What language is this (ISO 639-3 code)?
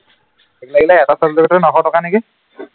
asm